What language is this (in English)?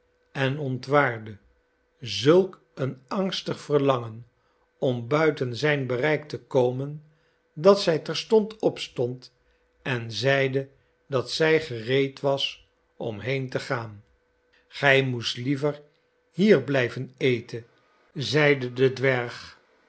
Dutch